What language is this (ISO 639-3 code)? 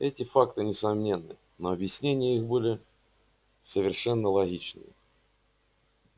rus